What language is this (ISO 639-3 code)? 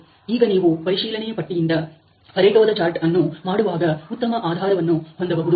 kan